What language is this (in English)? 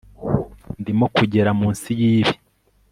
Kinyarwanda